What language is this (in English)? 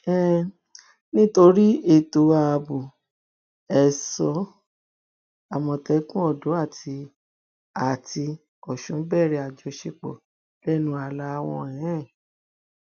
Yoruba